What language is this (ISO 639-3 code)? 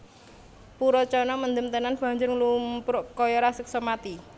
jav